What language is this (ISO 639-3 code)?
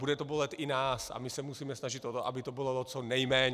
ces